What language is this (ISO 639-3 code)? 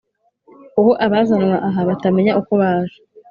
kin